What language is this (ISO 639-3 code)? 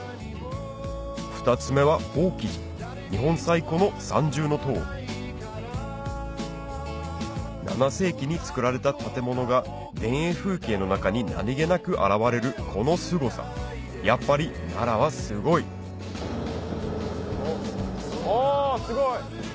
jpn